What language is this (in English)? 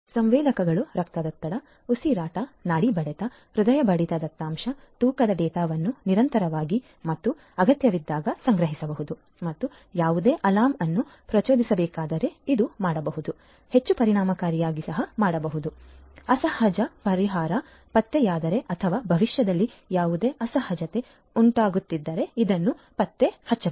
Kannada